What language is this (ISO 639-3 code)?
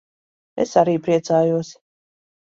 lav